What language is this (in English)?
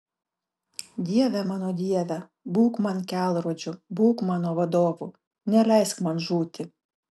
Lithuanian